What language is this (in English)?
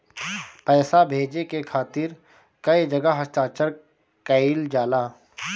Bhojpuri